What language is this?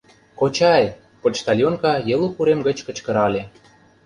Mari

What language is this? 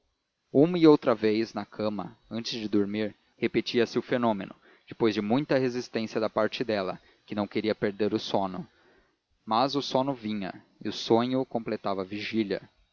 Portuguese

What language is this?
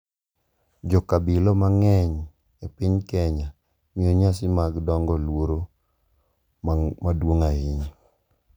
Luo (Kenya and Tanzania)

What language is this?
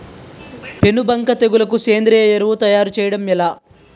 Telugu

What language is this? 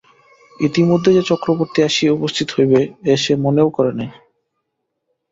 Bangla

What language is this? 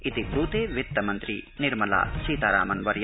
Sanskrit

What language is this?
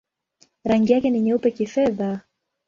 Swahili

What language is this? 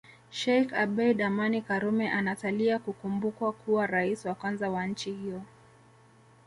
Swahili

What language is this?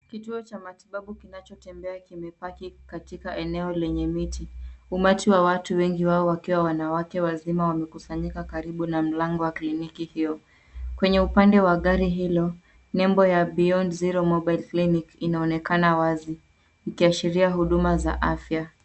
Swahili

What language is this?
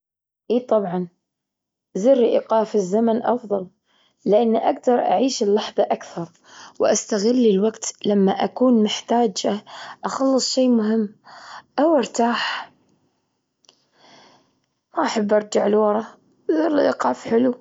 Gulf Arabic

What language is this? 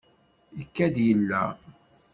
Kabyle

